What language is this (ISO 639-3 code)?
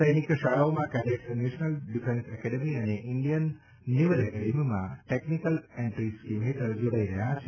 guj